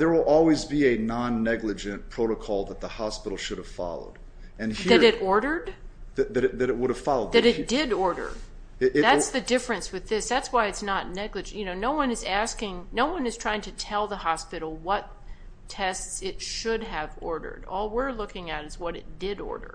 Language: English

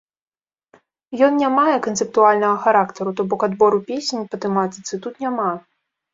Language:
Belarusian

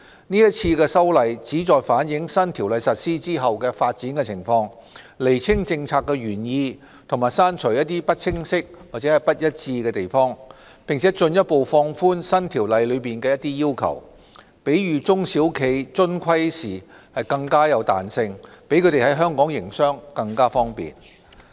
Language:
Cantonese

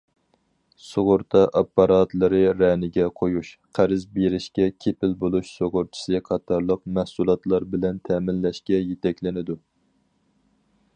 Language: Uyghur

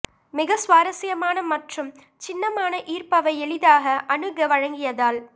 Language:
Tamil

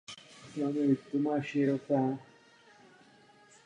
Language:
Czech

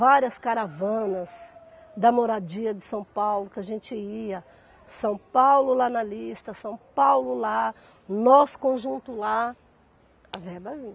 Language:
Portuguese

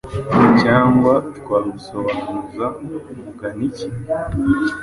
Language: Kinyarwanda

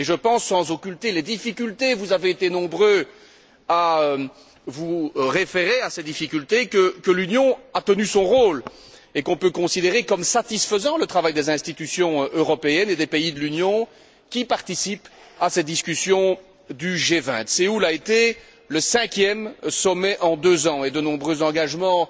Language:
French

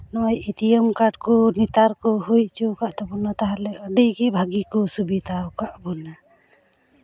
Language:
Santali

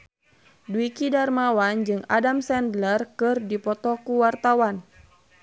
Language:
Sundanese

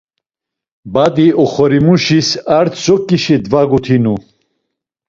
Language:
Laz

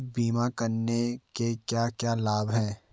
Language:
Hindi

